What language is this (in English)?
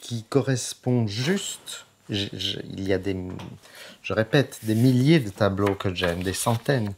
French